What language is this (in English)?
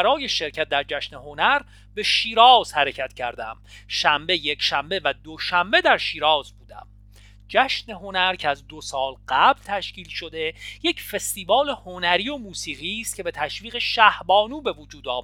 Persian